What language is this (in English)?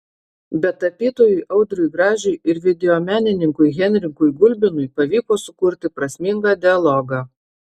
Lithuanian